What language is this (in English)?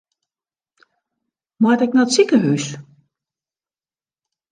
Western Frisian